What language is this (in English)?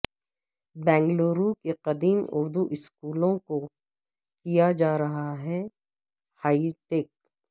Urdu